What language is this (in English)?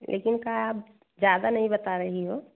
Hindi